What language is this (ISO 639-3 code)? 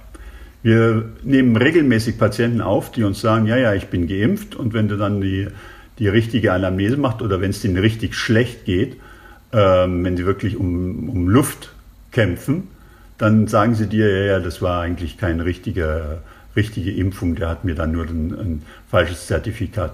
deu